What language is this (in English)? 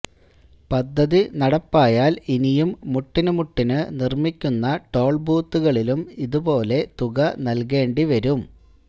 Malayalam